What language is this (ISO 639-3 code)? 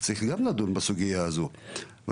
heb